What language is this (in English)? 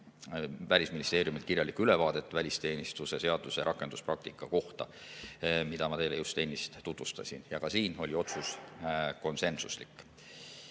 Estonian